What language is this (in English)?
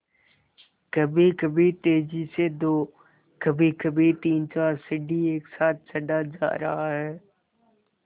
Hindi